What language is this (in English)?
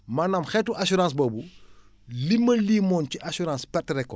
Wolof